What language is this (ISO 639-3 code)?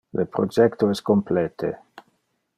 ina